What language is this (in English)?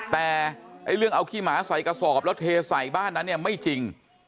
Thai